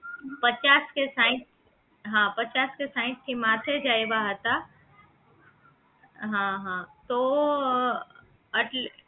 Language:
Gujarati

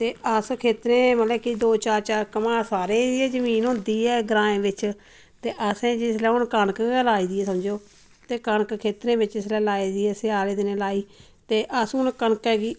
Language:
Dogri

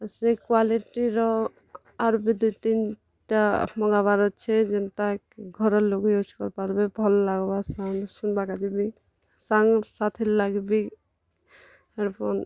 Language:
Odia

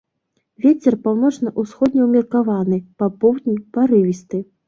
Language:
Belarusian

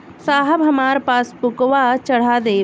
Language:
Bhojpuri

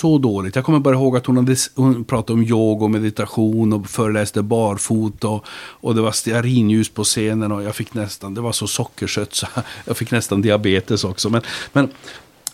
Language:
Swedish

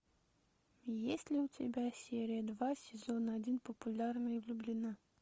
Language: Russian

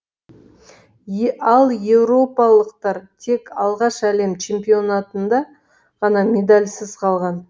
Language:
Kazakh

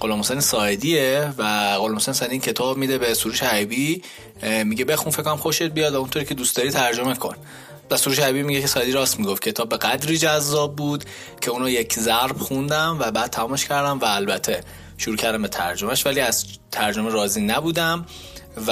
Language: Persian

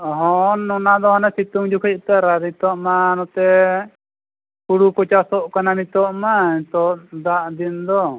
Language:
Santali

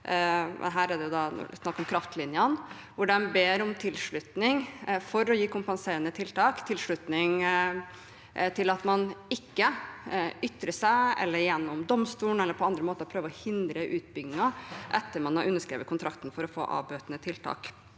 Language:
Norwegian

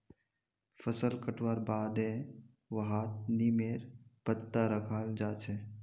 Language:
Magahi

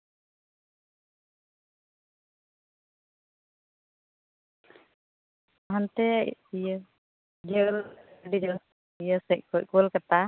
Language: Santali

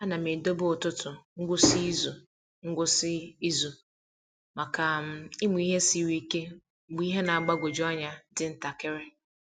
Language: Igbo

